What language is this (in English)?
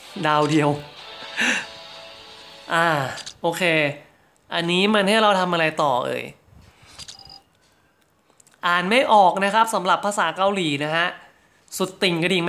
Thai